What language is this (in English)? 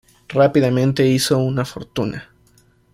Spanish